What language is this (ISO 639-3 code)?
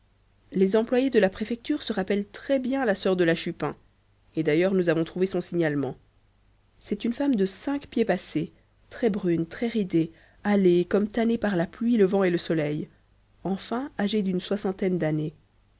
fra